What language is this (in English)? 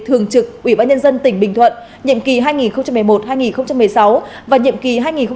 Vietnamese